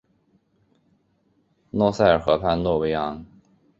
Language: Chinese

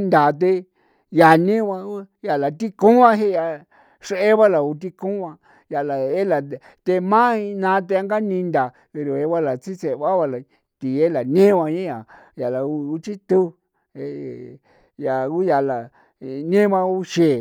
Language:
San Felipe Otlaltepec Popoloca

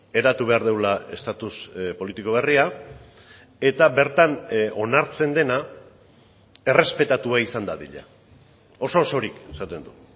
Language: Basque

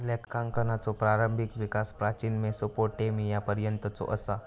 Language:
Marathi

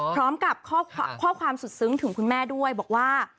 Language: Thai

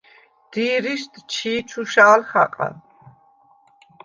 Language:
Svan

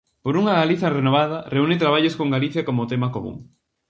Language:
Galician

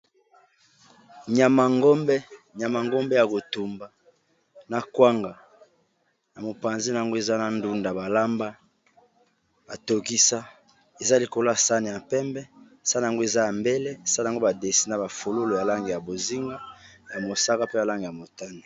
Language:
Lingala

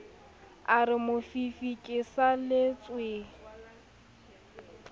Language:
Southern Sotho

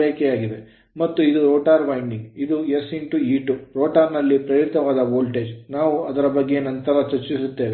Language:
Kannada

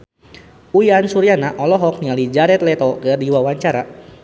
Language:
Sundanese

